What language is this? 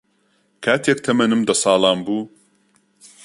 Central Kurdish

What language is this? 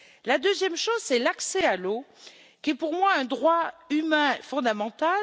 French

